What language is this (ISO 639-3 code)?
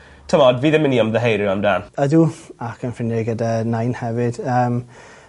cym